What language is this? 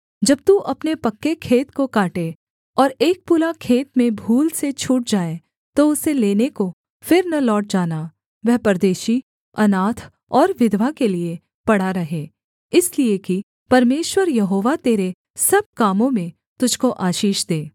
Hindi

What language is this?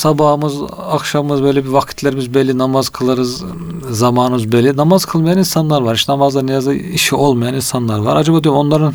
Turkish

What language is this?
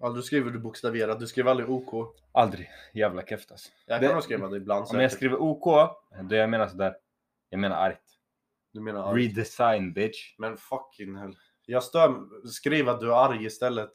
Swedish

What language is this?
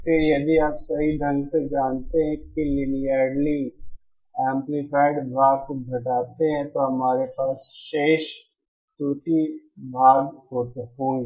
Hindi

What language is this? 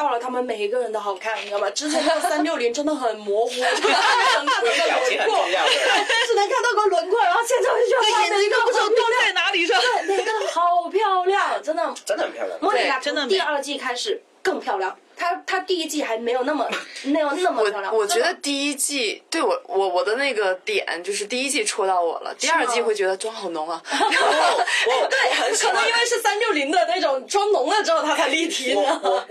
Chinese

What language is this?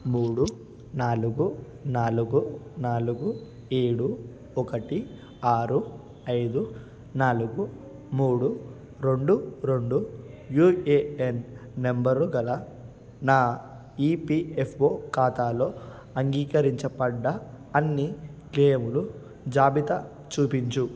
Telugu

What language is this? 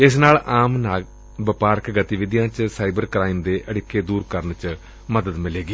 Punjabi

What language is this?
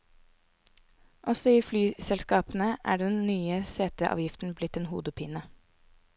Norwegian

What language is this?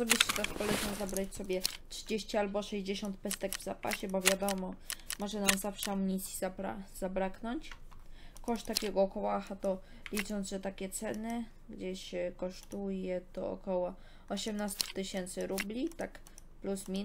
Polish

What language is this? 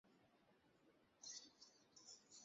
Bangla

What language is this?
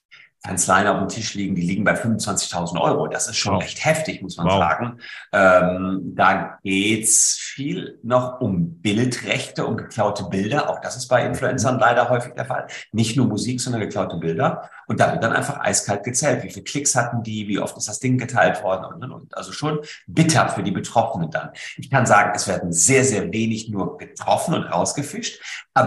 German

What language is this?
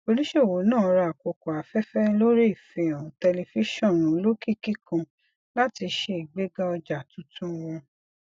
Yoruba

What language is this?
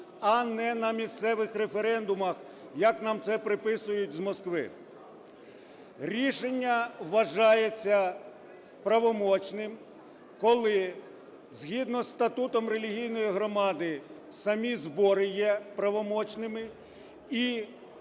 Ukrainian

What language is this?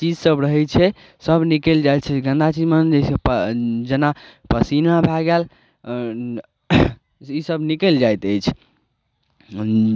Maithili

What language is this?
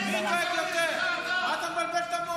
Hebrew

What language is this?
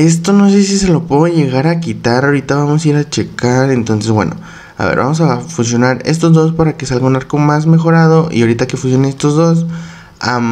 Spanish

